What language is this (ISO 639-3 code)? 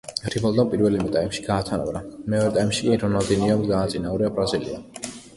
kat